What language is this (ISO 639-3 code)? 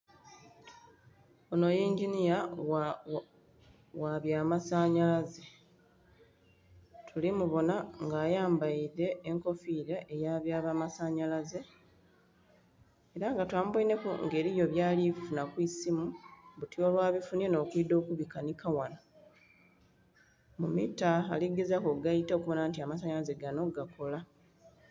xog